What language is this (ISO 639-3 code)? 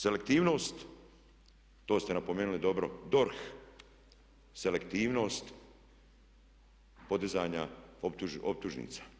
hrv